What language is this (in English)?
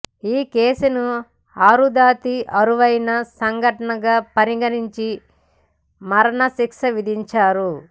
Telugu